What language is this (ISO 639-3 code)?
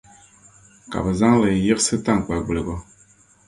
dag